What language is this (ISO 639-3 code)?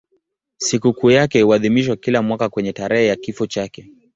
swa